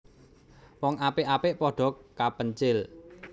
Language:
Javanese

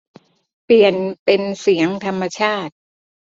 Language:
Thai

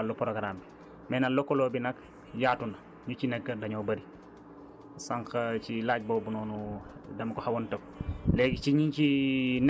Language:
Wolof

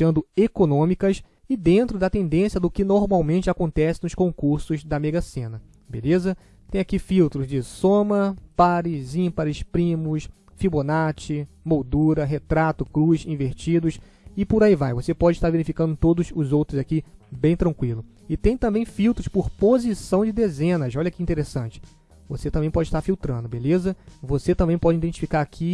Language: Portuguese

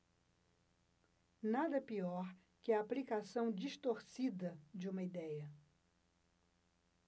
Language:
Portuguese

